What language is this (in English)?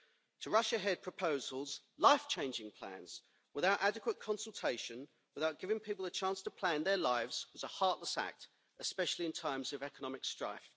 English